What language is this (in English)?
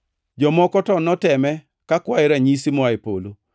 Luo (Kenya and Tanzania)